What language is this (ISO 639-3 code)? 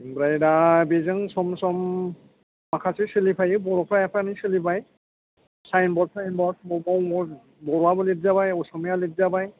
brx